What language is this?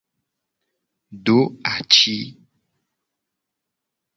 Gen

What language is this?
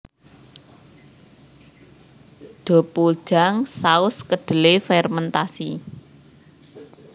Javanese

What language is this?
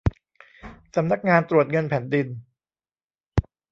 Thai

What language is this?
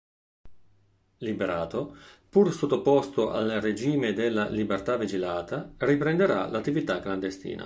Italian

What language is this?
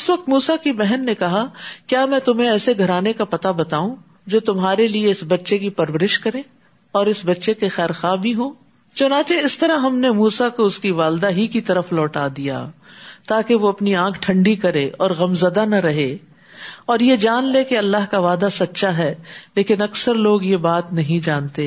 Urdu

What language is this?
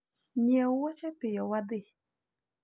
Luo (Kenya and Tanzania)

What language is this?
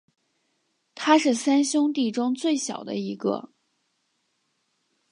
Chinese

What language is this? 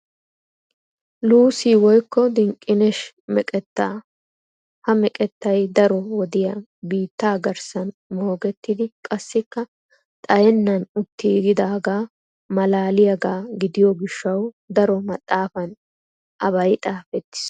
Wolaytta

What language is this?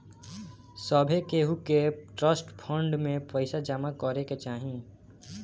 Bhojpuri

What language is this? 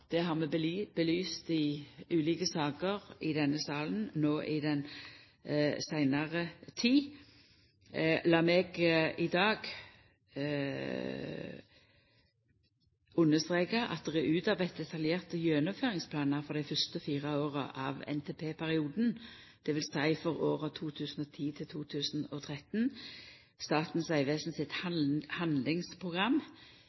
Norwegian Nynorsk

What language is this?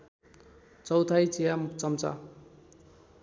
Nepali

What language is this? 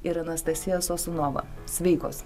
Lithuanian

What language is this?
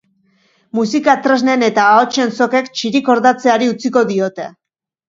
Basque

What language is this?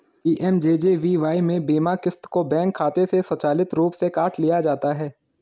Hindi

